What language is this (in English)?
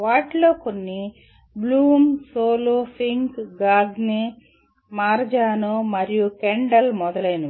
Telugu